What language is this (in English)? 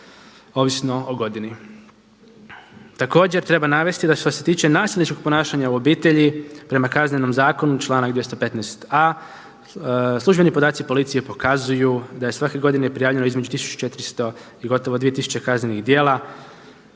Croatian